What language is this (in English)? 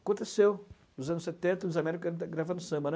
Portuguese